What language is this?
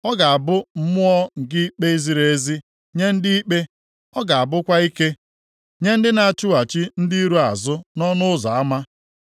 Igbo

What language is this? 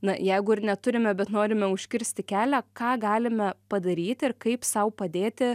Lithuanian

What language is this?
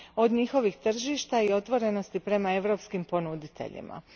Croatian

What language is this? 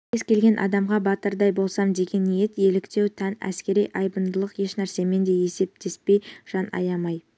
Kazakh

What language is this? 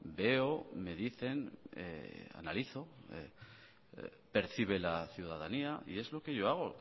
Spanish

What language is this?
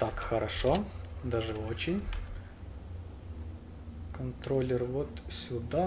Russian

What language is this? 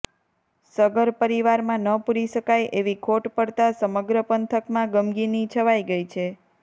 Gujarati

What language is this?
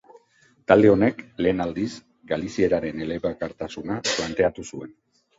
Basque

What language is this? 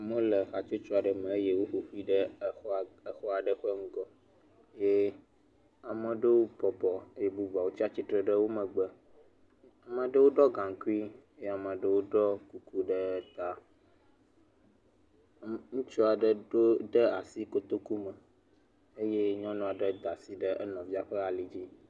Ewe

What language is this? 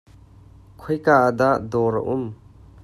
Hakha Chin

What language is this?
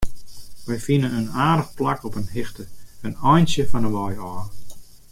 Western Frisian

